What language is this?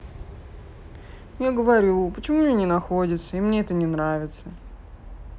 Russian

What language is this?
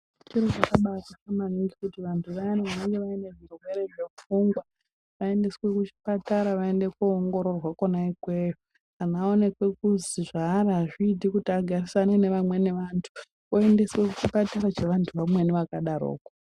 Ndau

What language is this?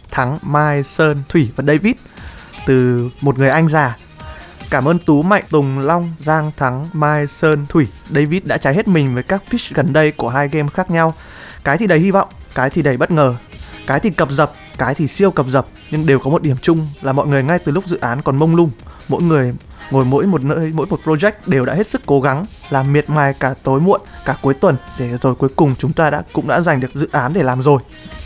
Vietnamese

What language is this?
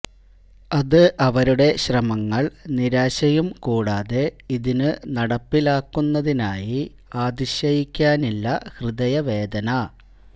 Malayalam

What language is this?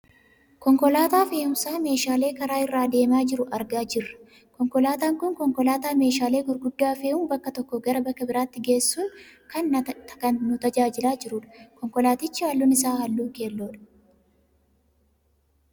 Oromo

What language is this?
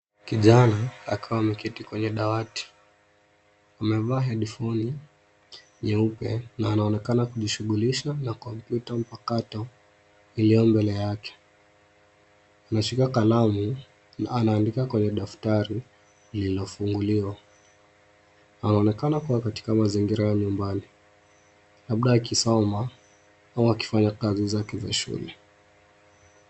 Swahili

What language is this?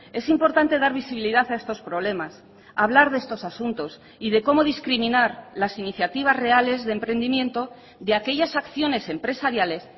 Spanish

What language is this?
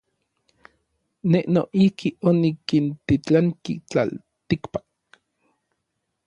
Orizaba Nahuatl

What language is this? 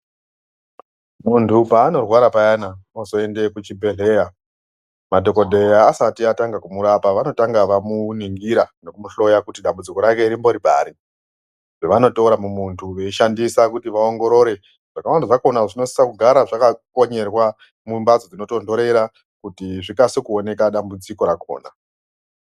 Ndau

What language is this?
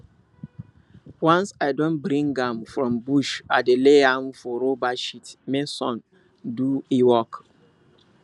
Nigerian Pidgin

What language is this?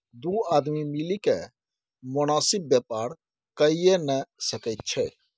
Maithili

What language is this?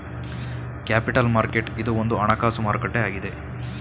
Kannada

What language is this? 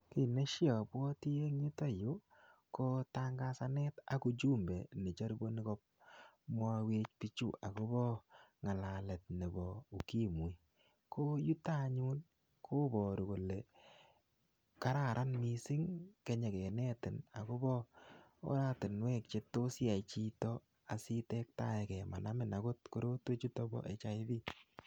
Kalenjin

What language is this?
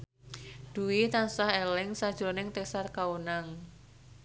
Javanese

